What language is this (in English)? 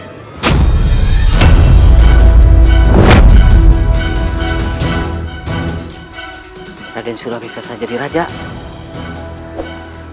Indonesian